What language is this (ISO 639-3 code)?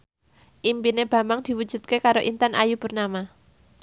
jav